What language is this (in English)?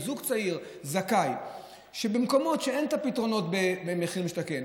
Hebrew